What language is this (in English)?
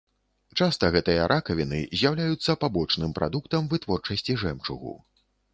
Belarusian